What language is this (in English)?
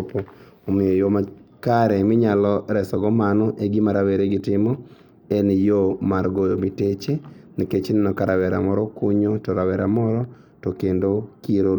Luo (Kenya and Tanzania)